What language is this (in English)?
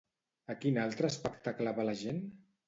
Catalan